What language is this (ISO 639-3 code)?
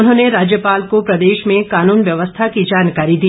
hin